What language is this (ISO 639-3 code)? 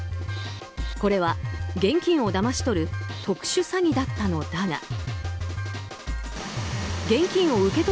jpn